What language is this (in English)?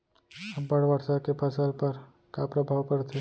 Chhattisgarhi